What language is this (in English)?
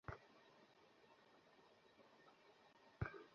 Bangla